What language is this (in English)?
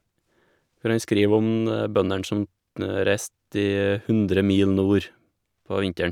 Norwegian